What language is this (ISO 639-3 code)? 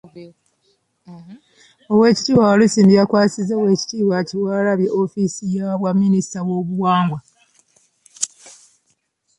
lug